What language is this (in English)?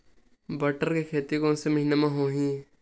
Chhattisgarhi